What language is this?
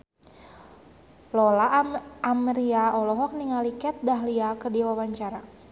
Sundanese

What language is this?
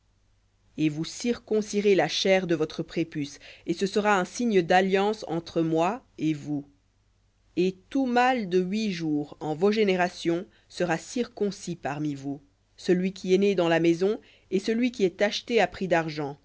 French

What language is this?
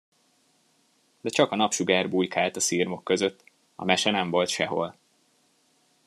Hungarian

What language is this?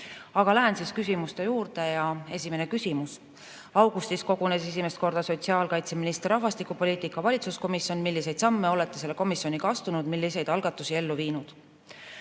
Estonian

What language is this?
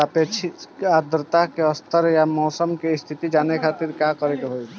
Bhojpuri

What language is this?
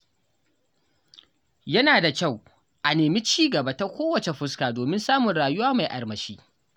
Hausa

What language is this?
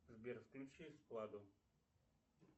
Russian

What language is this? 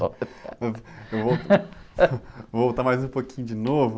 Portuguese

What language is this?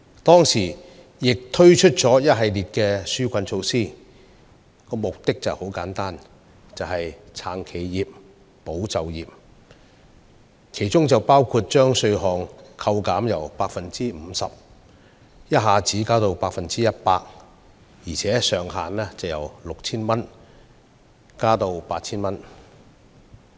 Cantonese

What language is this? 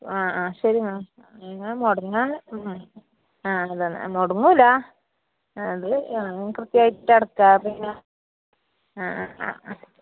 Malayalam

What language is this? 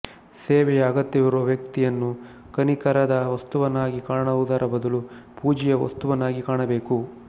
Kannada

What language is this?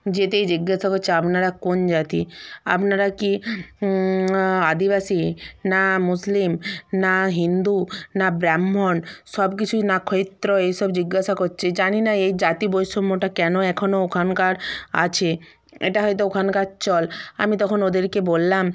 Bangla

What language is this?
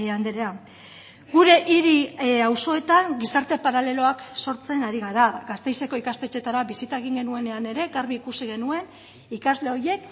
Basque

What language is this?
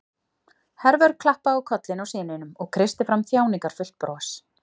Icelandic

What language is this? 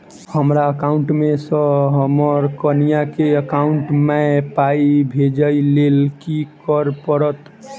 Maithili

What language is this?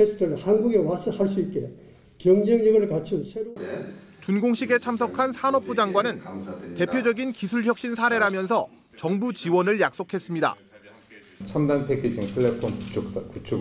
Korean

